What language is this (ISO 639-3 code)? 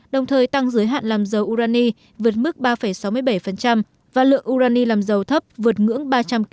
vie